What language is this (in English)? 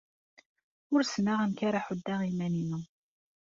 Kabyle